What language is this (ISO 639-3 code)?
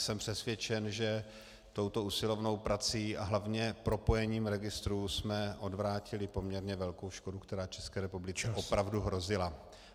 ces